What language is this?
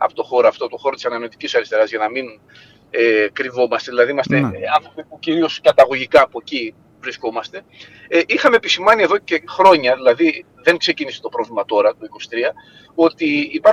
Greek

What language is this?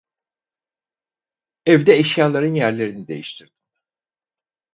Turkish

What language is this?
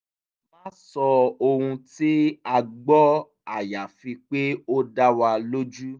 Yoruba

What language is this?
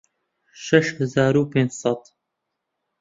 Central Kurdish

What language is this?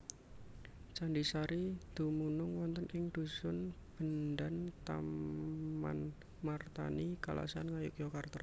Javanese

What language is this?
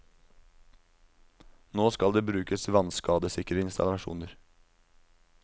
Norwegian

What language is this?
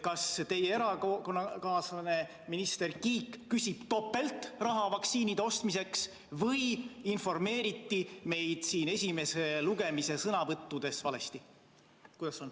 Estonian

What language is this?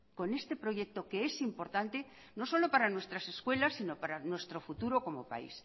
Spanish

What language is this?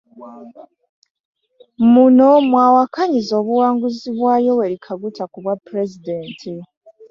Ganda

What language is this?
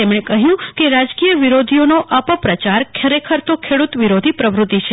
Gujarati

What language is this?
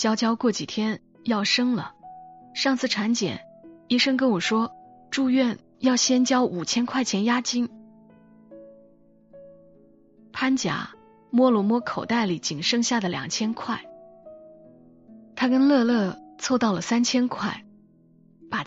Chinese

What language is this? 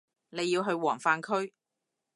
Cantonese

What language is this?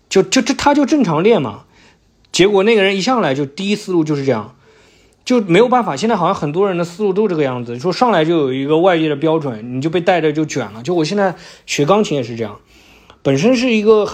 Chinese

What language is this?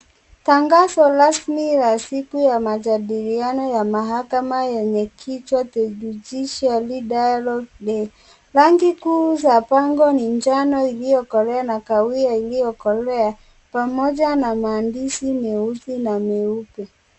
Swahili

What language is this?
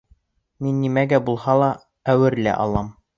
Bashkir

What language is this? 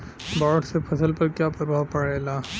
Bhojpuri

